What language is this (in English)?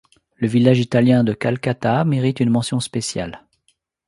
French